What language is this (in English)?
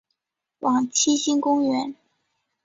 Chinese